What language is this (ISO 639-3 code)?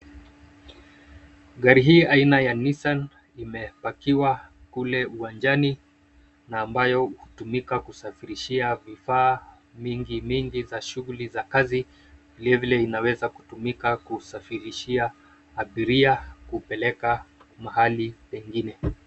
swa